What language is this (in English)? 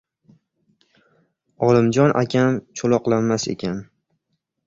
Uzbek